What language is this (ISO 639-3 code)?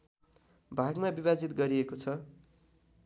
nep